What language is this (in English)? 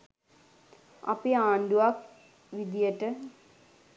Sinhala